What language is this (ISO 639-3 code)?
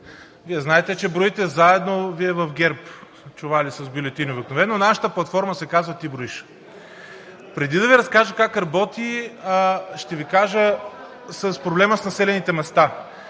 bul